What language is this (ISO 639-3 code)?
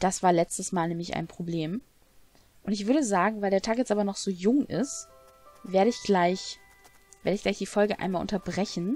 deu